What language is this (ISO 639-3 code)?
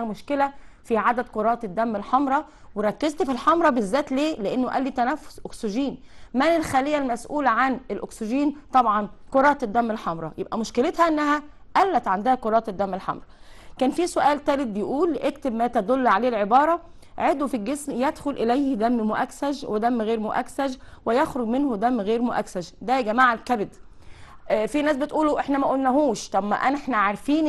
ara